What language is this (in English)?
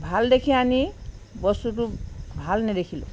Assamese